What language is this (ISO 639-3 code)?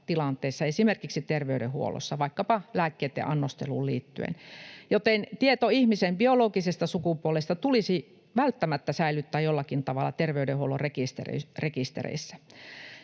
fin